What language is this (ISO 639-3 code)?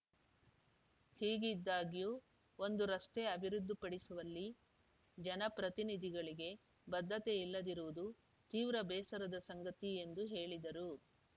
kan